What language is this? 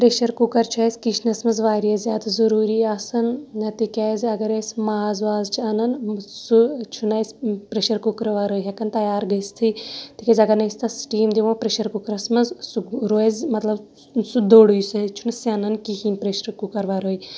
Kashmiri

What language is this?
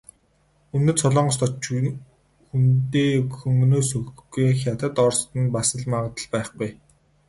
Mongolian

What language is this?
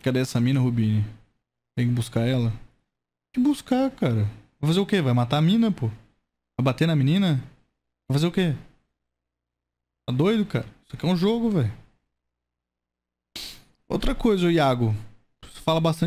Portuguese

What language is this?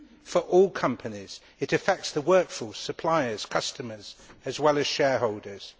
English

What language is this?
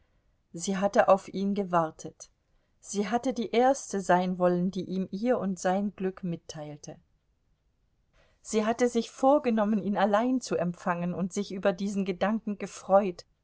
German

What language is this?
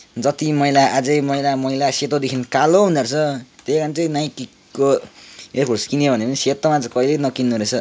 Nepali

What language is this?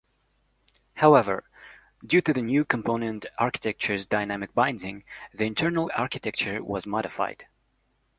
English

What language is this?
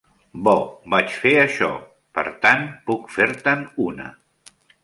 Catalan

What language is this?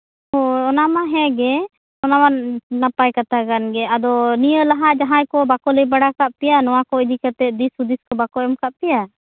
Santali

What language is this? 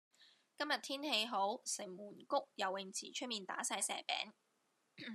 Cantonese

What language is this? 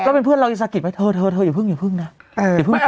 Thai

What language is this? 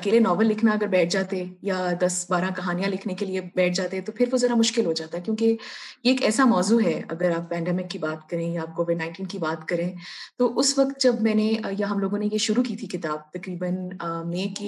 Urdu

